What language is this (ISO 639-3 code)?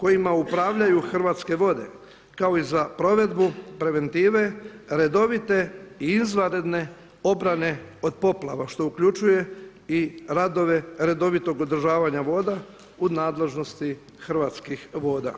hrv